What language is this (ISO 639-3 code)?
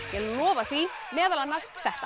isl